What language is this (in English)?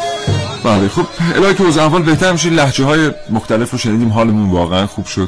Persian